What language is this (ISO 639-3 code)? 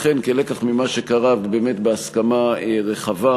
heb